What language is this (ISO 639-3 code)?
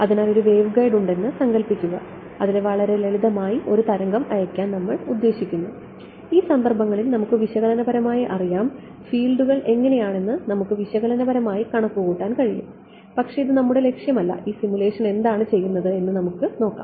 mal